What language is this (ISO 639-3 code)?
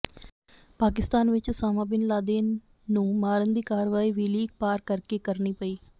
pan